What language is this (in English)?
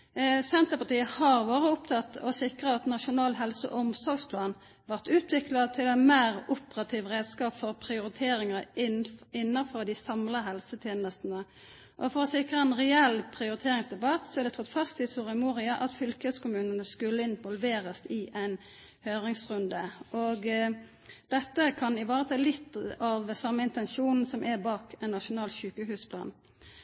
Norwegian Nynorsk